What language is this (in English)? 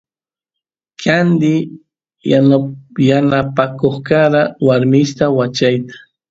Santiago del Estero Quichua